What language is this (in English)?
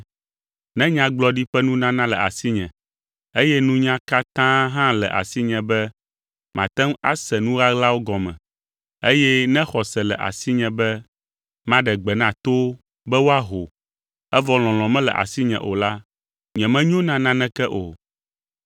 Ewe